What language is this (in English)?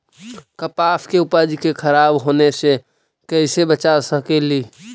Magahi